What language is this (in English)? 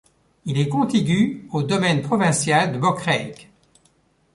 French